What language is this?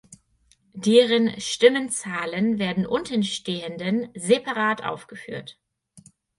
German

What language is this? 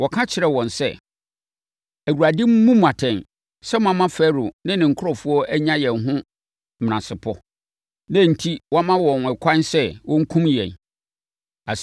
Akan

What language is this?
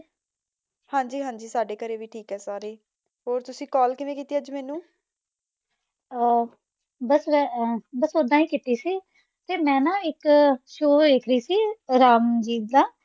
Punjabi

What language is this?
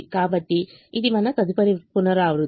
Telugu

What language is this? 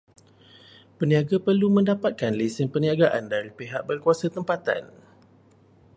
Malay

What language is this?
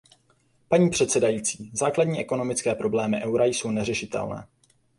Czech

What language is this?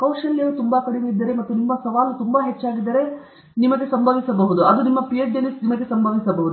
Kannada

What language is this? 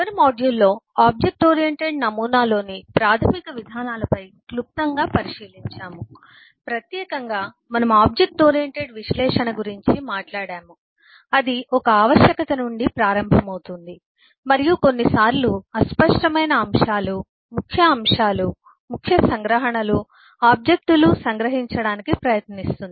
Telugu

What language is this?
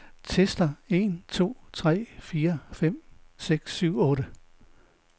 Danish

